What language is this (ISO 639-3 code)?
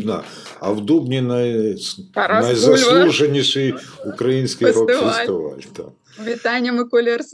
ukr